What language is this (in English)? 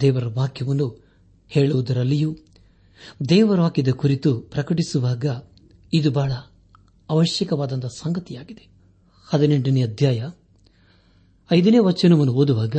Kannada